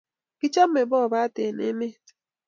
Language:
Kalenjin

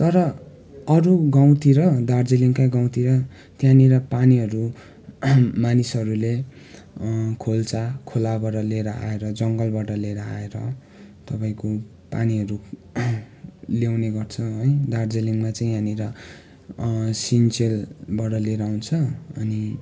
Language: Nepali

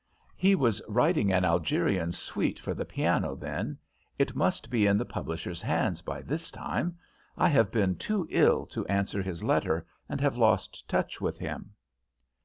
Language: English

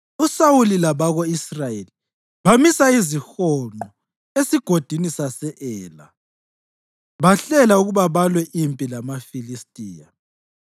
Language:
North Ndebele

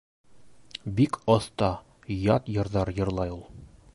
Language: Bashkir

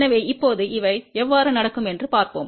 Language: Tamil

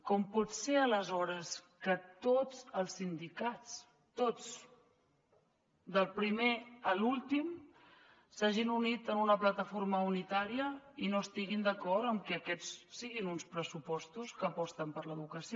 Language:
Catalan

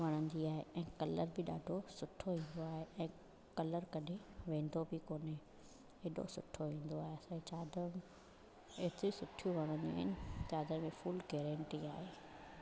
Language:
Sindhi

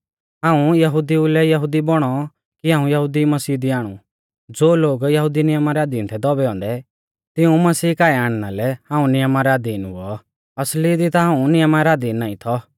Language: Mahasu Pahari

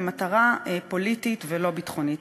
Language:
Hebrew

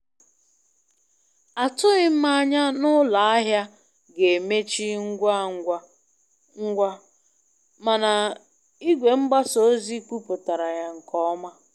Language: Igbo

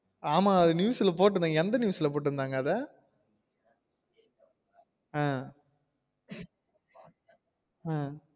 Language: Tamil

